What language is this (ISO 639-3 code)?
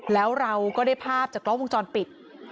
tha